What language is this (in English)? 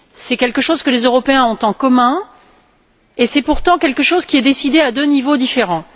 French